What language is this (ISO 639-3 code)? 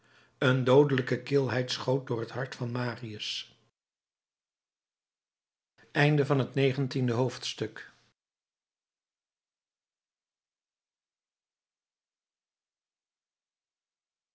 nld